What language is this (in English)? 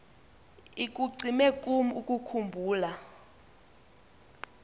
Xhosa